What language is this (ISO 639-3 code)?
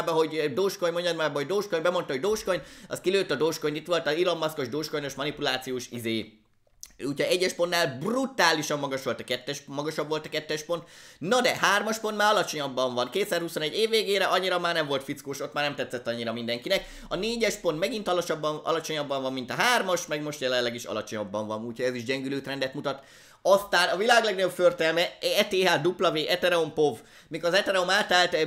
hun